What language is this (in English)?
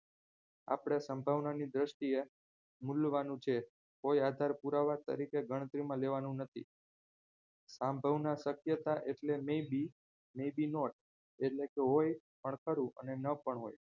Gujarati